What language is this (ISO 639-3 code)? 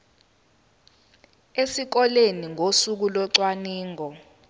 zul